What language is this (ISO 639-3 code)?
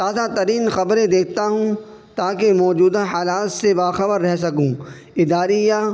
urd